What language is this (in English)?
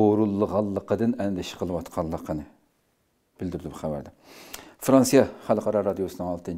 Turkish